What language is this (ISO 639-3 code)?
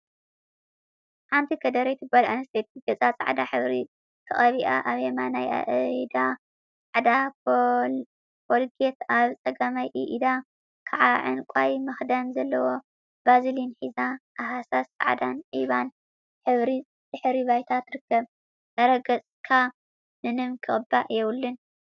tir